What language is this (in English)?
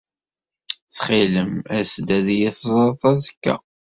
Kabyle